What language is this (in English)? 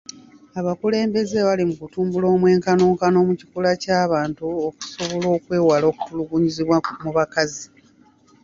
Ganda